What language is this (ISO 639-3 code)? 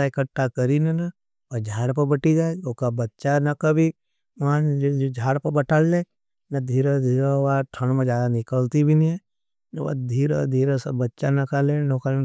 noe